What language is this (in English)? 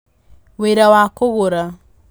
Kikuyu